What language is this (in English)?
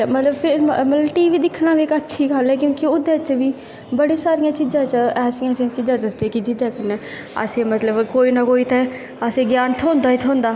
Dogri